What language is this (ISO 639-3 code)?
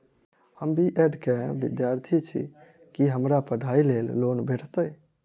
mai